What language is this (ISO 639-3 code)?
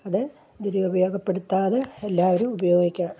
mal